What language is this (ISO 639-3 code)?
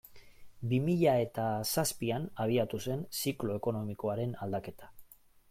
eus